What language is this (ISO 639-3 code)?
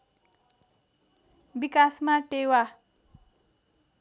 nep